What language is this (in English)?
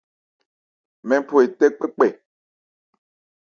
Ebrié